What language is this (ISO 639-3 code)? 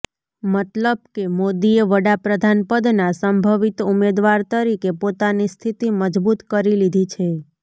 guj